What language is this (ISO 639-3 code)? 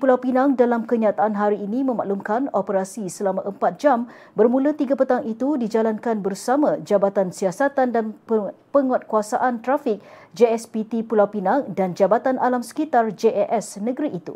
msa